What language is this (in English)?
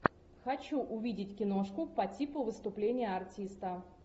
Russian